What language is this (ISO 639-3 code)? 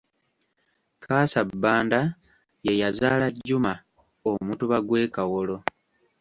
lug